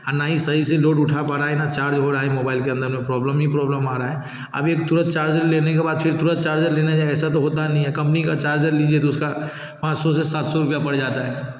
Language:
Hindi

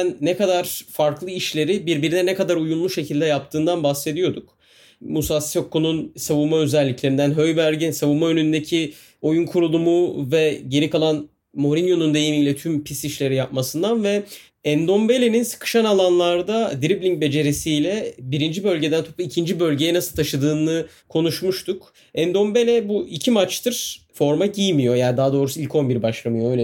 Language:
Turkish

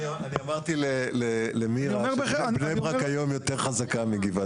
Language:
Hebrew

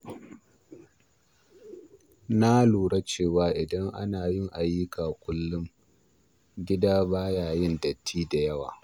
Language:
Hausa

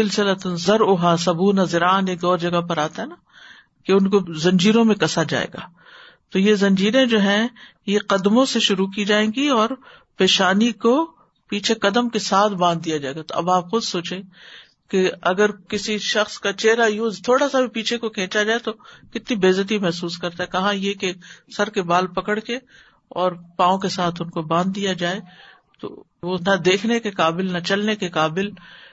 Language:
Urdu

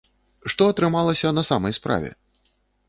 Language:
Belarusian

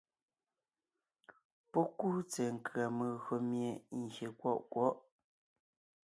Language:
Ngiemboon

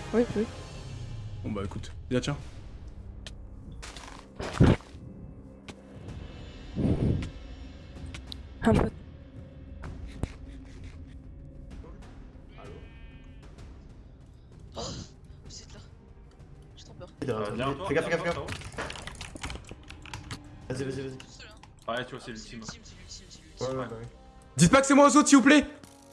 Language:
French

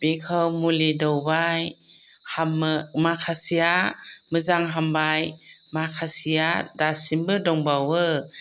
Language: Bodo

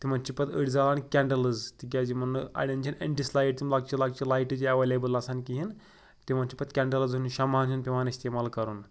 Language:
Kashmiri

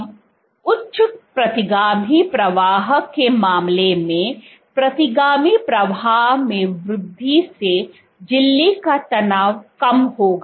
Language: Hindi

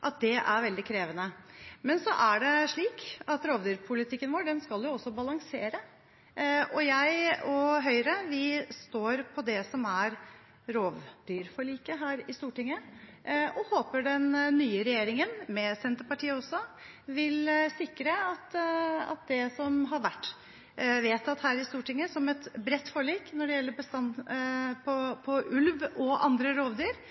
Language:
Norwegian Bokmål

